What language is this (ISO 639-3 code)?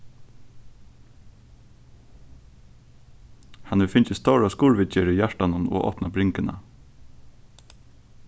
fao